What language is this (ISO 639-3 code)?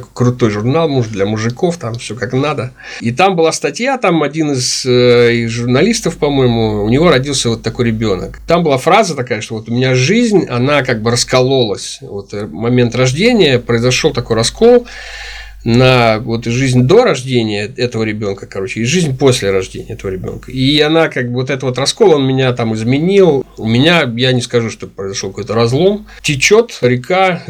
rus